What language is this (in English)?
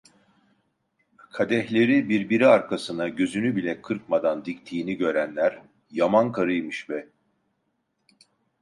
Turkish